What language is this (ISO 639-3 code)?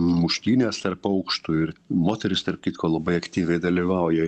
lit